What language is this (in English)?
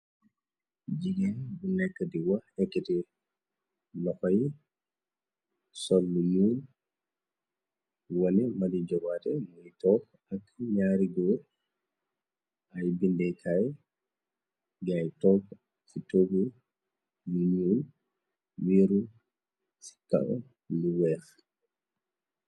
Wolof